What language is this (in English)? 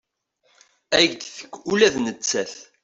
Kabyle